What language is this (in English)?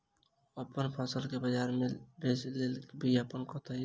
Maithili